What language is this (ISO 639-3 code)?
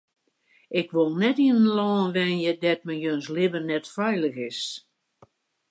fry